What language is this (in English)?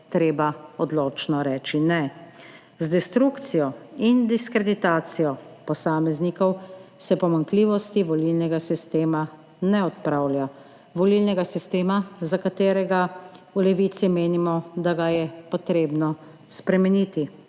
Slovenian